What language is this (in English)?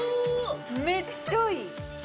Japanese